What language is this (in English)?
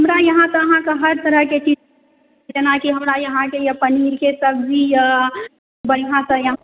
Maithili